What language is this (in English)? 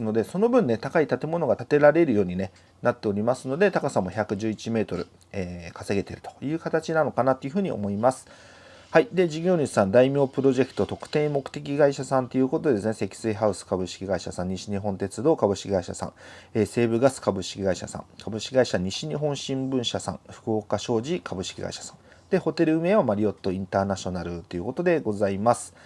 Japanese